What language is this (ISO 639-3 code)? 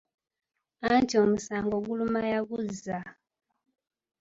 lug